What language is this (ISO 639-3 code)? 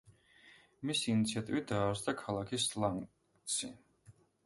kat